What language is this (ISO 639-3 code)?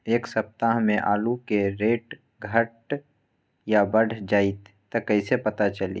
mag